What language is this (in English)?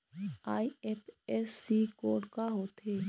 Chhattisgarhi